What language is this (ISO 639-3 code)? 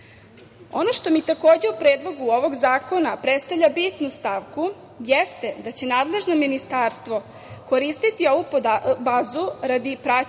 srp